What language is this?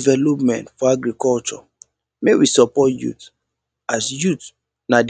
Nigerian Pidgin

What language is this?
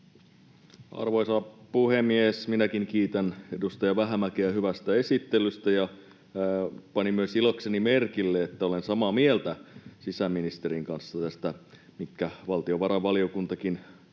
Finnish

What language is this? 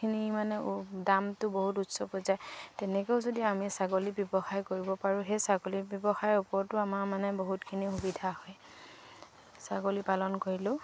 Assamese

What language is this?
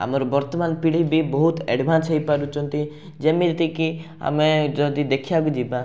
Odia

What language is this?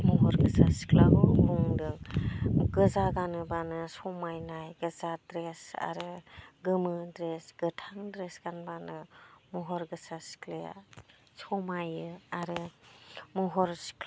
Bodo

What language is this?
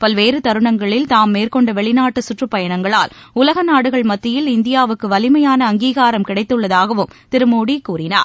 Tamil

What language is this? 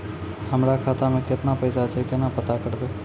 Maithili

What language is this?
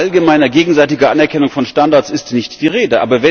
German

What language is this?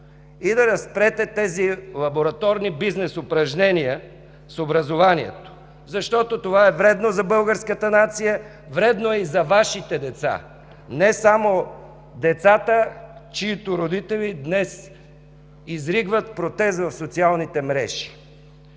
Bulgarian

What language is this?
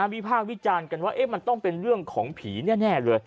Thai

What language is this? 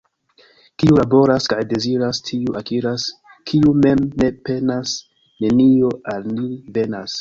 Esperanto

